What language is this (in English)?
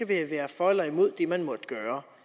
Danish